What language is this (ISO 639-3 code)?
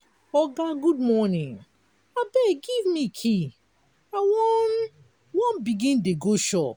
pcm